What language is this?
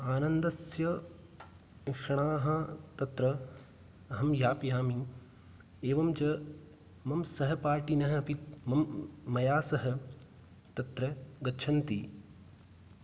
Sanskrit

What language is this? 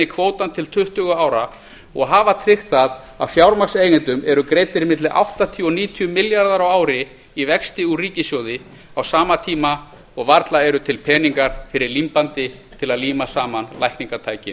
Icelandic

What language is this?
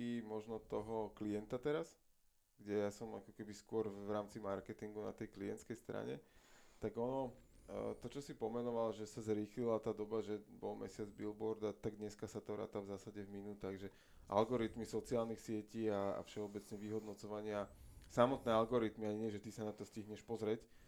Slovak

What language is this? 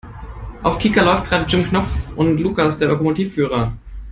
German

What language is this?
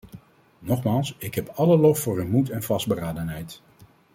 Dutch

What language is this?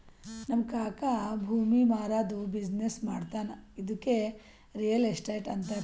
Kannada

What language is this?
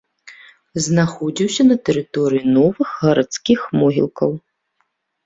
Belarusian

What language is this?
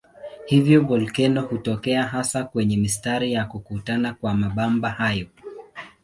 Swahili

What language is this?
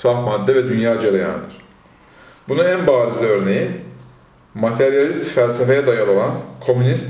Turkish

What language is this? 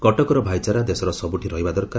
Odia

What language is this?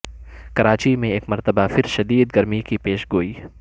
Urdu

